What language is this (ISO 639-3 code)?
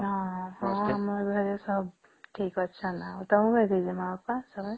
ori